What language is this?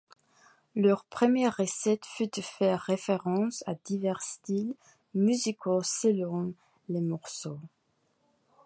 French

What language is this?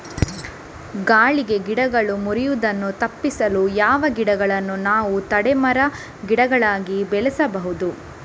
Kannada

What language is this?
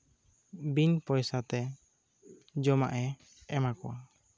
Santali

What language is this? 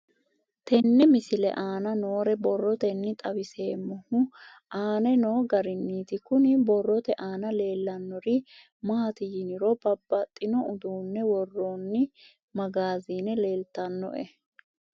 Sidamo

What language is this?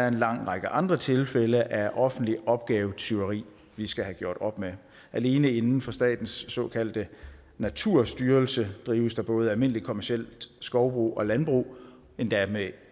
Danish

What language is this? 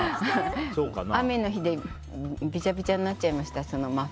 Japanese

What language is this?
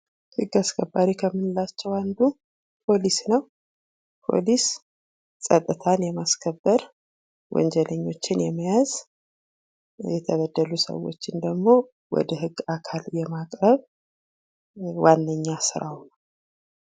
Amharic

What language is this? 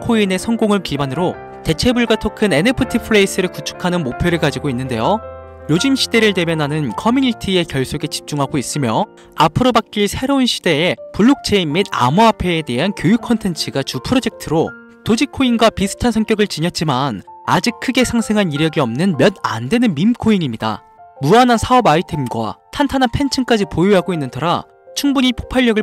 Korean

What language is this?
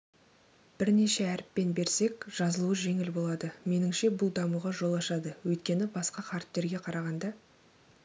Kazakh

